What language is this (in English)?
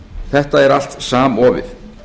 Icelandic